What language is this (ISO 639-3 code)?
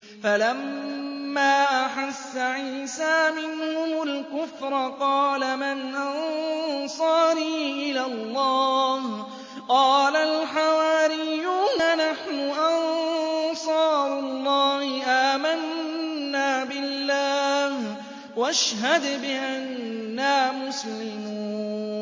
ara